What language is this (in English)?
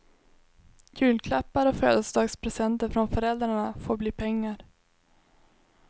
Swedish